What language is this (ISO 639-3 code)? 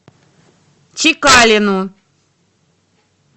rus